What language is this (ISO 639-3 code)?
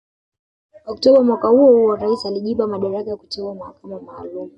swa